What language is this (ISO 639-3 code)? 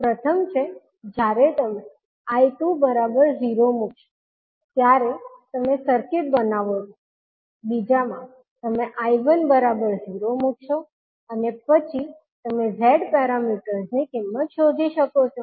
guj